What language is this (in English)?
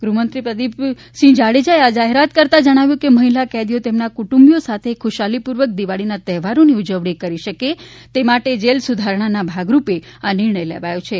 Gujarati